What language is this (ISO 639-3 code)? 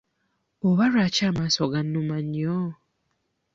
lug